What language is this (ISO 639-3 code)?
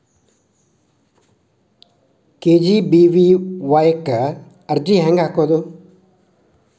kan